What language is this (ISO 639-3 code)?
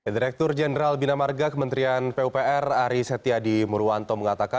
ind